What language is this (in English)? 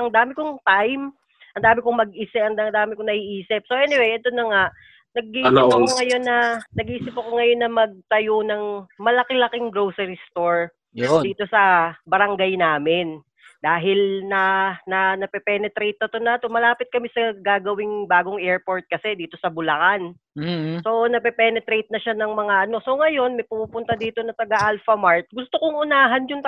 Filipino